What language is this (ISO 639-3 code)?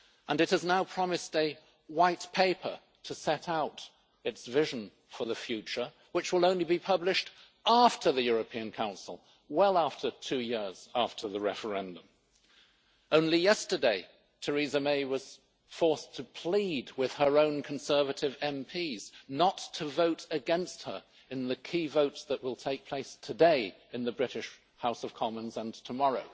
eng